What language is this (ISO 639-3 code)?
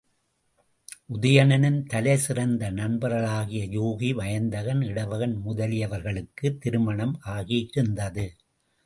tam